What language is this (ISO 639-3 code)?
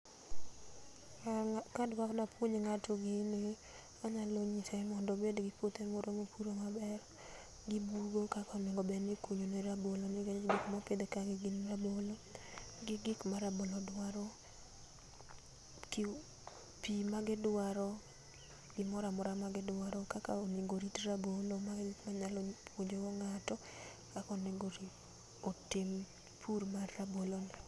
luo